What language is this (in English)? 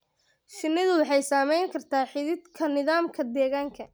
Somali